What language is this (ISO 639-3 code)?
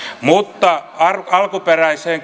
fin